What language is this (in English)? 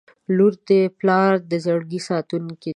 Pashto